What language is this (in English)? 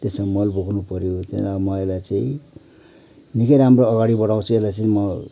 Nepali